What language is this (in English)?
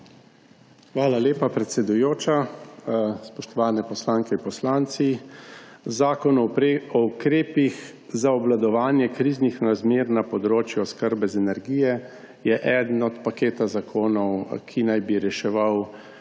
Slovenian